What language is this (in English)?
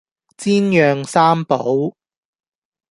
Cantonese